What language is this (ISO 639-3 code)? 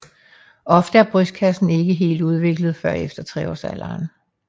dan